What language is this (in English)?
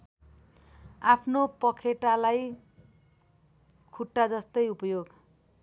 Nepali